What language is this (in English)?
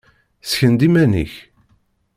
Kabyle